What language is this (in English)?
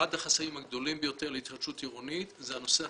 Hebrew